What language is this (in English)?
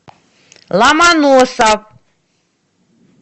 Russian